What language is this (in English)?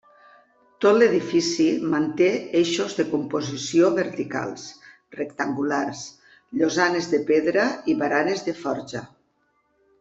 Catalan